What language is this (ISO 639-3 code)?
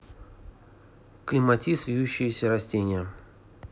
rus